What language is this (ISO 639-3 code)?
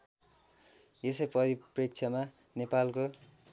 nep